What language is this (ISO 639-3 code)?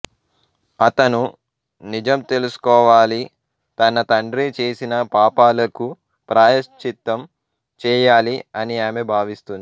tel